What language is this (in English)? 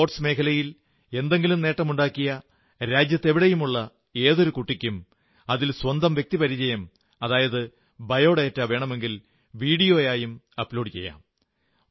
Malayalam